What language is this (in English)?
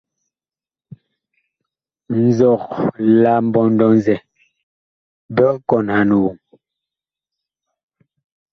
Bakoko